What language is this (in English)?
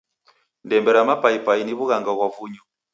Taita